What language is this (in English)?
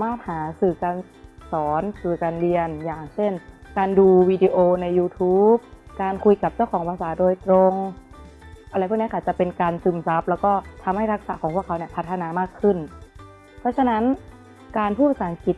Thai